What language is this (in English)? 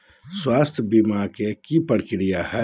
Magahi